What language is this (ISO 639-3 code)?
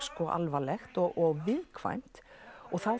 isl